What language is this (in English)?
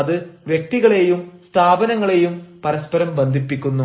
Malayalam